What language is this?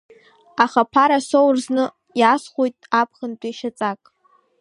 Abkhazian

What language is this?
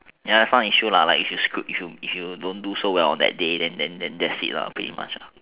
English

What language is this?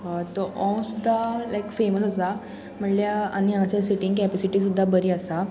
Konkani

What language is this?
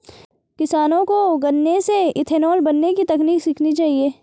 Hindi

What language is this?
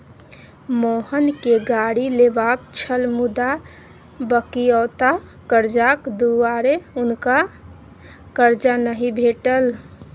Maithili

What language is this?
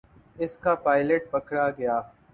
Urdu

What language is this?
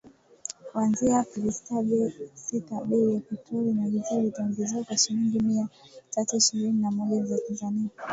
Swahili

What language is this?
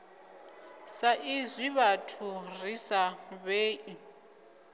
Venda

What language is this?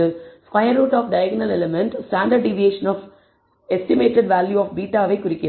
Tamil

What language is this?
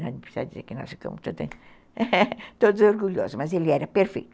Portuguese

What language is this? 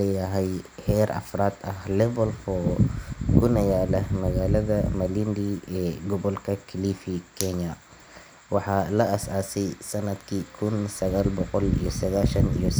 Somali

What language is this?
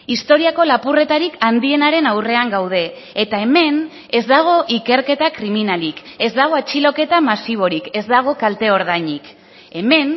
Basque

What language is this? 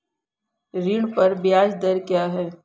Hindi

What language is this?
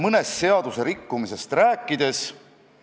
Estonian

